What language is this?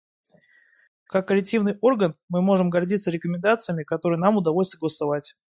Russian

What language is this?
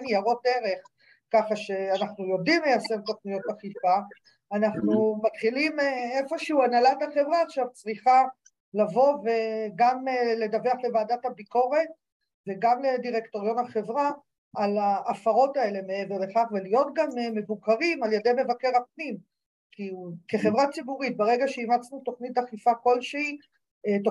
Hebrew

